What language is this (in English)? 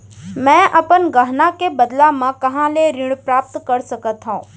Chhattisgarhi